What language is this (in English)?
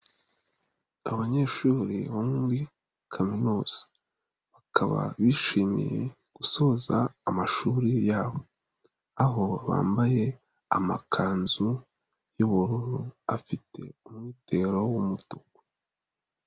Kinyarwanda